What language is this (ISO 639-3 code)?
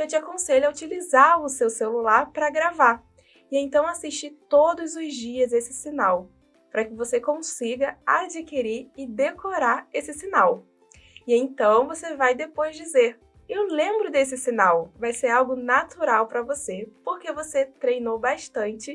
por